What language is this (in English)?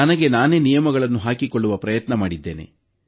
Kannada